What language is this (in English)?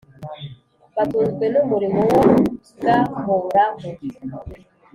Kinyarwanda